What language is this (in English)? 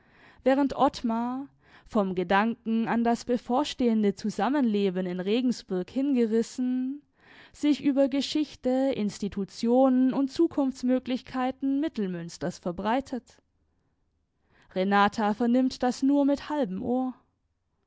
German